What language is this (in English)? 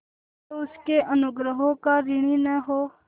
Hindi